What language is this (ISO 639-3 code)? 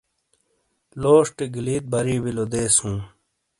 scl